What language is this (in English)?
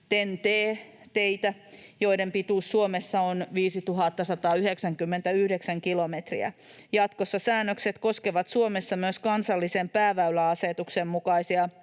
Finnish